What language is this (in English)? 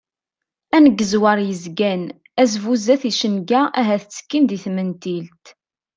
Kabyle